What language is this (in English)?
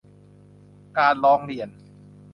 Thai